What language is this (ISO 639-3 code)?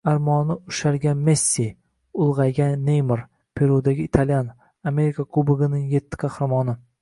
uzb